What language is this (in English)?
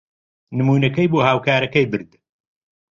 Central Kurdish